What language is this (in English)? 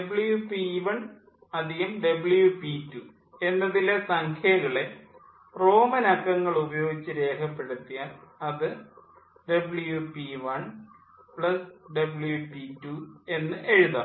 Malayalam